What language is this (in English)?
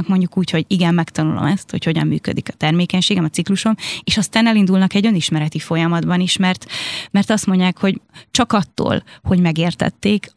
Hungarian